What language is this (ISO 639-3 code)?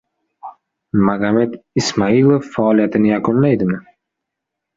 uzb